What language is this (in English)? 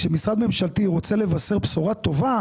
Hebrew